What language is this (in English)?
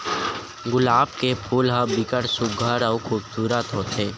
Chhattisgarhi